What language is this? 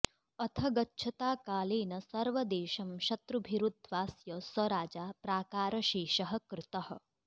Sanskrit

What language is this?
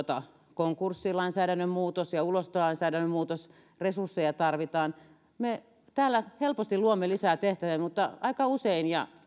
Finnish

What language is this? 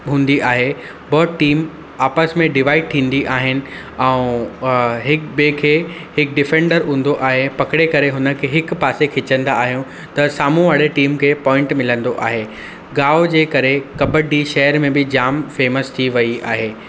Sindhi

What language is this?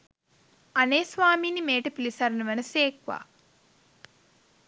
Sinhala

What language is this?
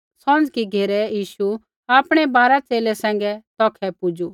Kullu Pahari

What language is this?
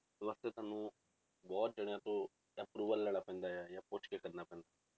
Punjabi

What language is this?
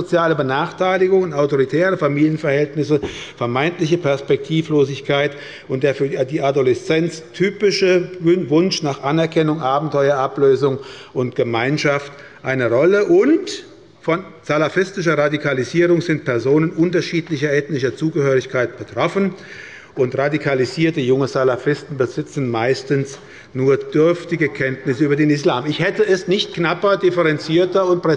German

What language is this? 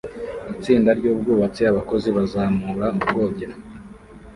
Kinyarwanda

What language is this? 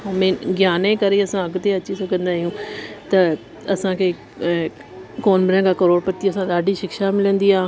Sindhi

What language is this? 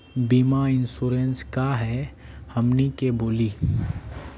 Magahi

